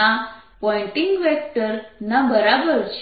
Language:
Gujarati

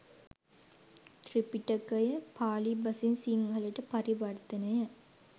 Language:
Sinhala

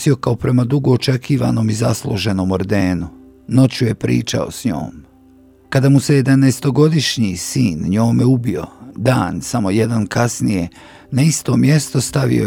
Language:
Croatian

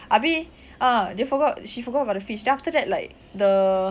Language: English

